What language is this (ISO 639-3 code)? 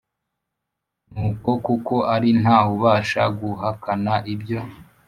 kin